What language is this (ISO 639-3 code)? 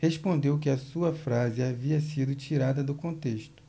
por